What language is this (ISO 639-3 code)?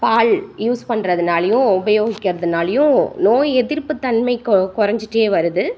tam